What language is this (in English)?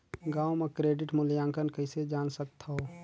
Chhattisgarhi